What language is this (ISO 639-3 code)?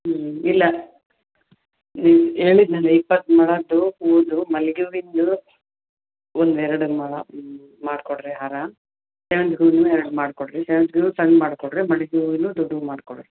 kan